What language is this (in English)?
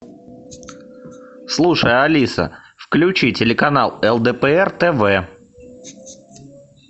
Russian